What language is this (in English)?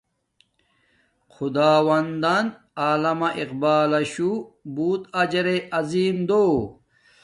Domaaki